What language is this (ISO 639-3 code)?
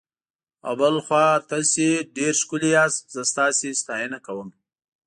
pus